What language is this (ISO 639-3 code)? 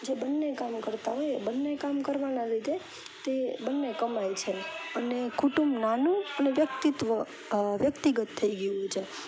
guj